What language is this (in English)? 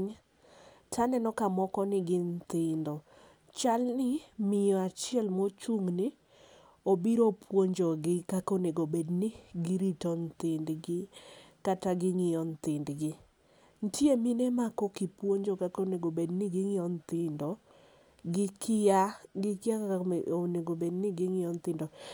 Luo (Kenya and Tanzania)